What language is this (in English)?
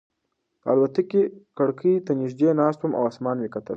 Pashto